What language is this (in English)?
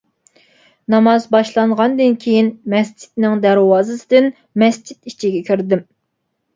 Uyghur